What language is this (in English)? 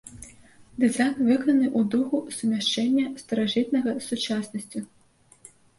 Belarusian